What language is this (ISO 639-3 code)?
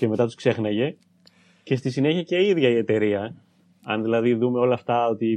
ell